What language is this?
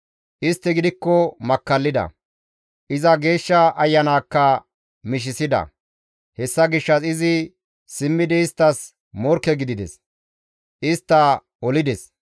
Gamo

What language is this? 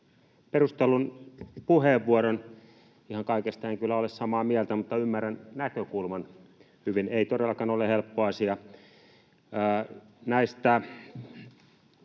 Finnish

